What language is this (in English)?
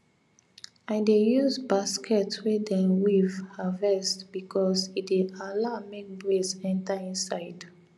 Nigerian Pidgin